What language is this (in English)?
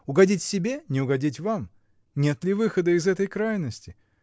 Russian